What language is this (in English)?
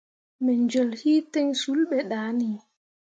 Mundang